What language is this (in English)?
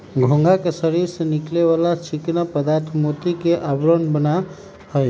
Magahi